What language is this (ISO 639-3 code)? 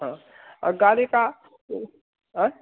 hin